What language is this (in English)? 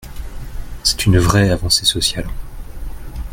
French